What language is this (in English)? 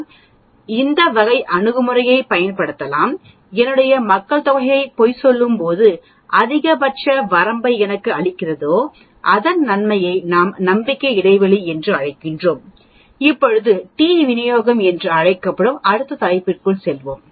Tamil